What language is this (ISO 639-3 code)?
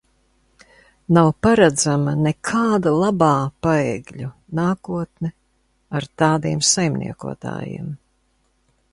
lav